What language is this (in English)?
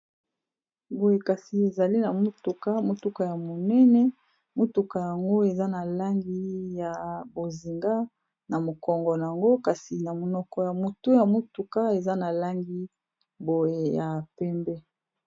Lingala